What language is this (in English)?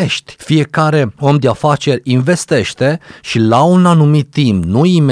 Romanian